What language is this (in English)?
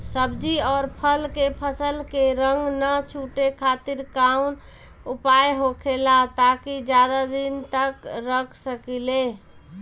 Bhojpuri